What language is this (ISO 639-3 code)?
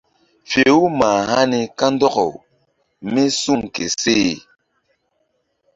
mdd